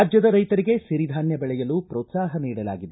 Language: Kannada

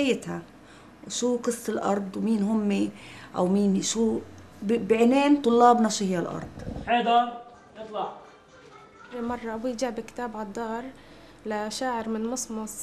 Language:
Arabic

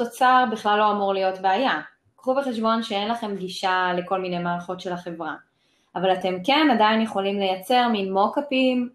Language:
Hebrew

